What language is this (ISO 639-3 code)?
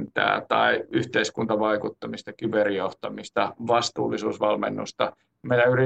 fin